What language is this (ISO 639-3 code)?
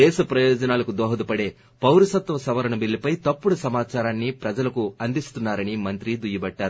tel